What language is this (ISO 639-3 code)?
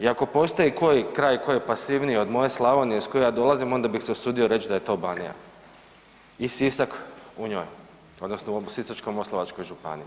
hrv